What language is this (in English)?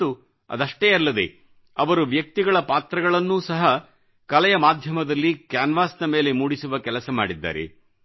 Kannada